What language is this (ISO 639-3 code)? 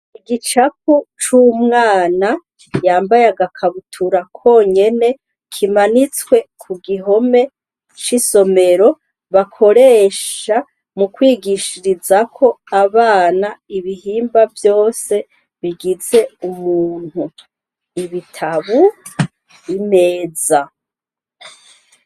run